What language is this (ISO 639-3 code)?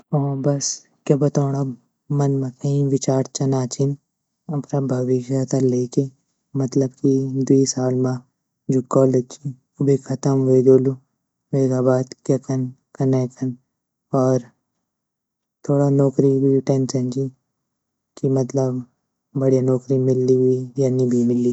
gbm